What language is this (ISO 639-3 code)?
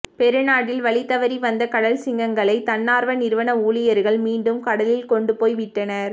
tam